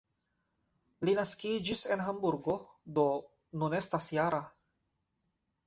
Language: Esperanto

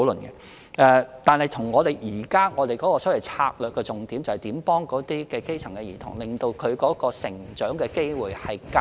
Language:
Cantonese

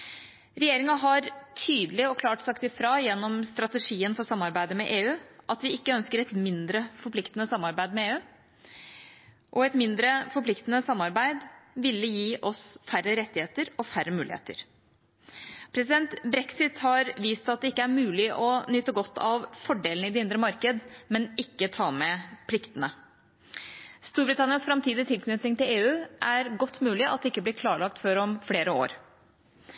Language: Norwegian Bokmål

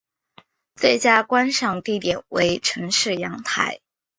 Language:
Chinese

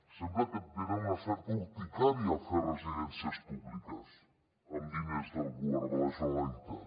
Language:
Catalan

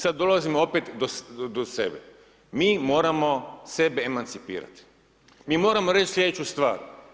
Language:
Croatian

